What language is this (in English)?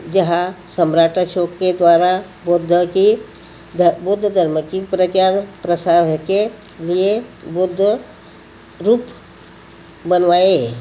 Hindi